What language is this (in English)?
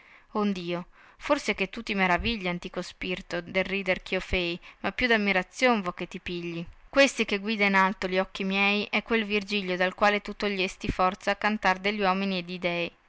Italian